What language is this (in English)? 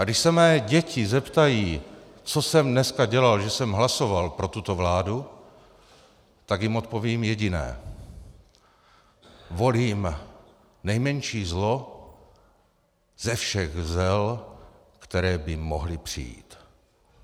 Czech